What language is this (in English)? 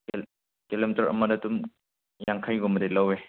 Manipuri